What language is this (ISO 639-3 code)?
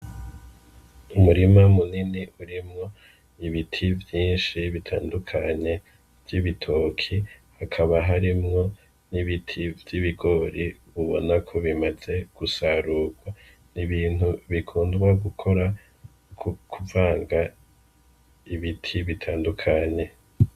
run